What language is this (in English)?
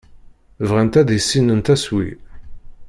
Kabyle